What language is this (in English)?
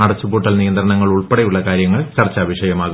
Malayalam